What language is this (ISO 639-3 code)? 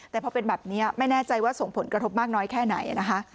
tha